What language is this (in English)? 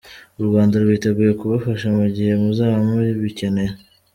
Kinyarwanda